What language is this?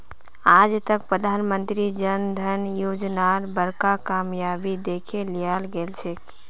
Magahi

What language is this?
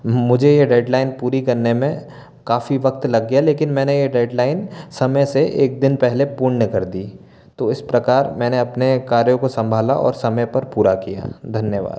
Hindi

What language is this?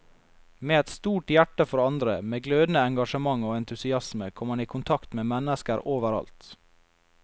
Norwegian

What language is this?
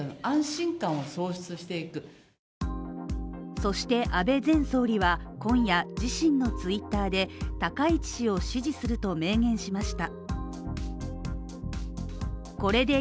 Japanese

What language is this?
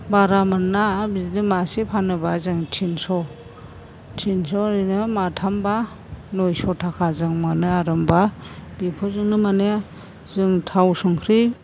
Bodo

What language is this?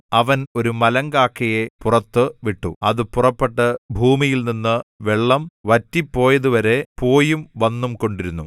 Malayalam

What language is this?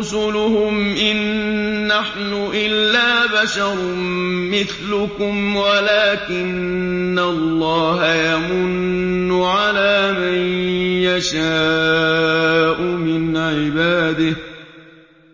Arabic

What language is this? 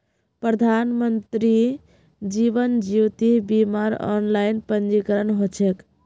Magahi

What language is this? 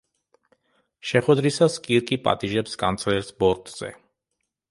Georgian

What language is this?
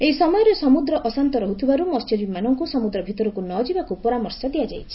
Odia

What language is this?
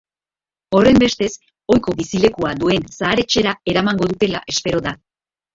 Basque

